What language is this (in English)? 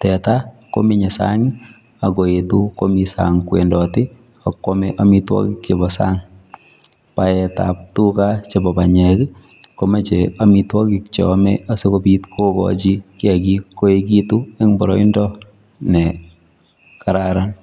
Kalenjin